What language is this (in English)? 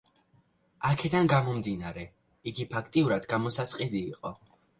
Georgian